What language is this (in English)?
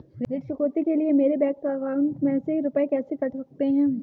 Hindi